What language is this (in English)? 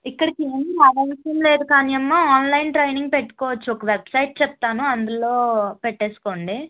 Telugu